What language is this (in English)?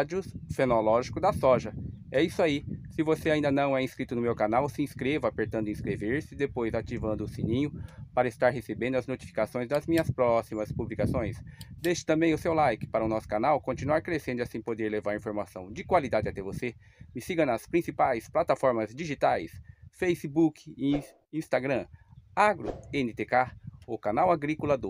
Portuguese